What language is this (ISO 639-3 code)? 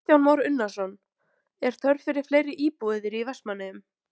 isl